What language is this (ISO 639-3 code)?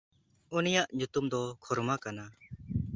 sat